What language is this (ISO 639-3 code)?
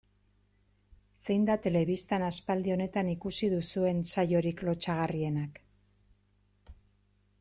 eus